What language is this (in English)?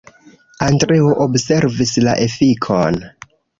Esperanto